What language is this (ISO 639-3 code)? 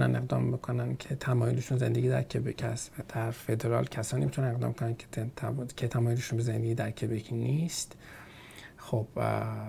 fas